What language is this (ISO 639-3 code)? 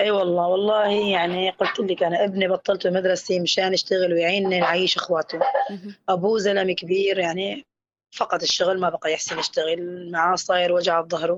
ara